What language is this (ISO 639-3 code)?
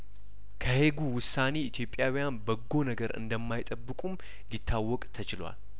amh